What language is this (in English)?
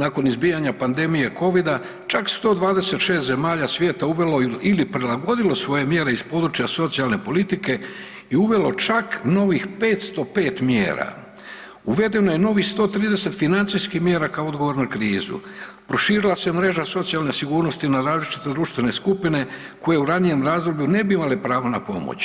Croatian